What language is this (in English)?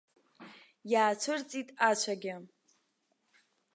Abkhazian